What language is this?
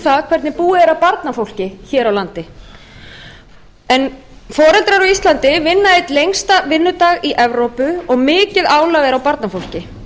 Icelandic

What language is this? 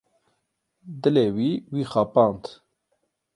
Kurdish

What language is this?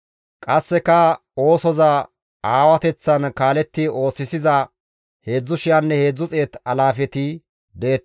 Gamo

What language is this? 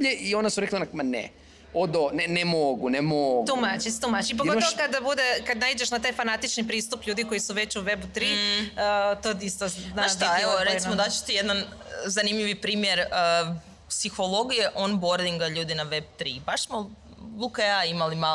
Croatian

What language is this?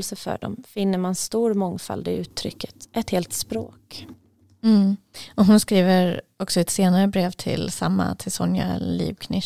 Swedish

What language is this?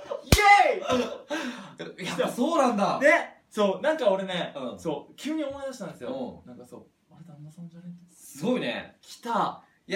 Japanese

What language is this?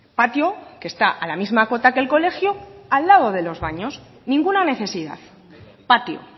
Spanish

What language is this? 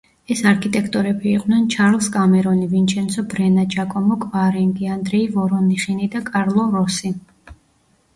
Georgian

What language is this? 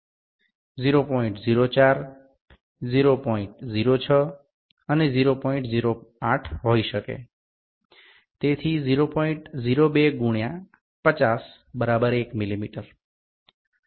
Bangla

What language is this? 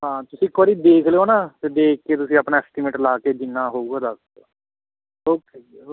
Punjabi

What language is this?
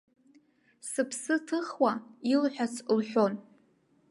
Abkhazian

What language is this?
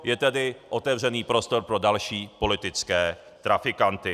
Czech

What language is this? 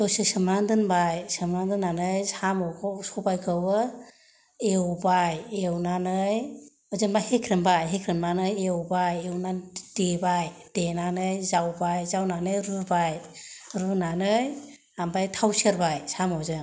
Bodo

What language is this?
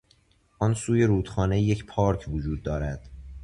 Persian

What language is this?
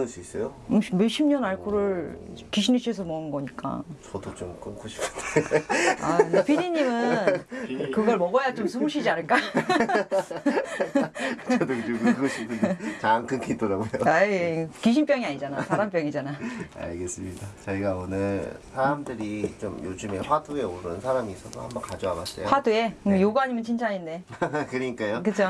Korean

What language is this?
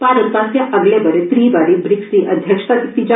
Dogri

